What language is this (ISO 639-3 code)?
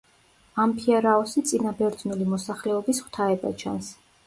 kat